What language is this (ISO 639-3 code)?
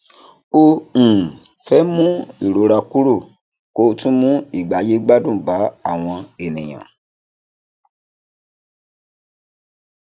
yor